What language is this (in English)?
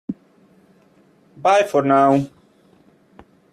English